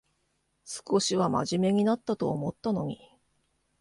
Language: Japanese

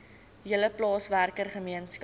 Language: Afrikaans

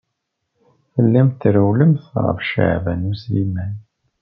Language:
Kabyle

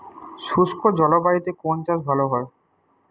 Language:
Bangla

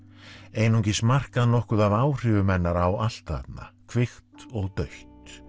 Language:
Icelandic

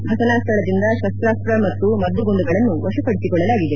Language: Kannada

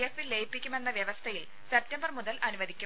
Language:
Malayalam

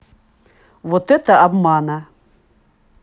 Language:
Russian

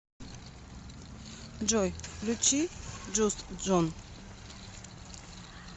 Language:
Russian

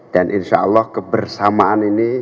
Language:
Indonesian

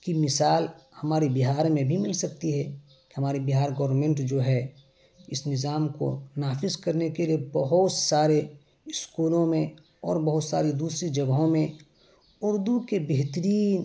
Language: Urdu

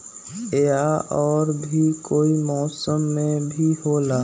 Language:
Magahi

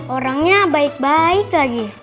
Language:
Indonesian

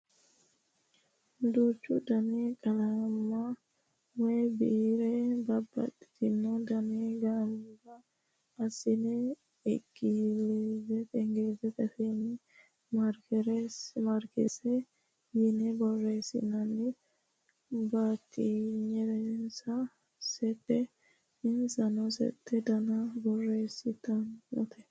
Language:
Sidamo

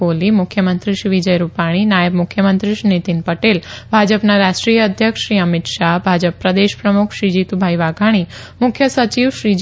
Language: Gujarati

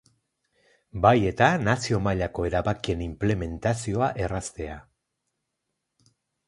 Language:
Basque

